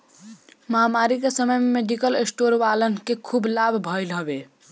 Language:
Bhojpuri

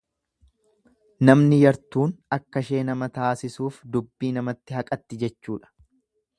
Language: Oromo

